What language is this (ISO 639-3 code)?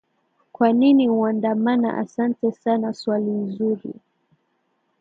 swa